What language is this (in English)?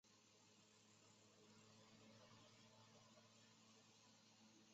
Chinese